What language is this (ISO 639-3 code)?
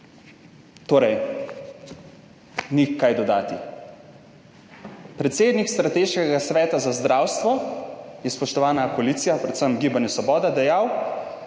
slv